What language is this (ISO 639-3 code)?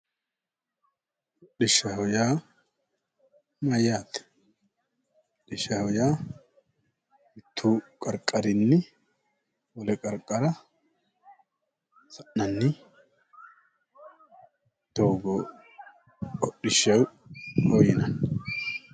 sid